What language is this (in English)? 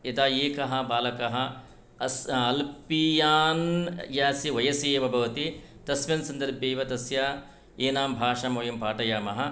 Sanskrit